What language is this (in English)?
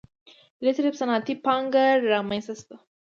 Pashto